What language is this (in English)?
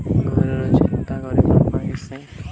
Odia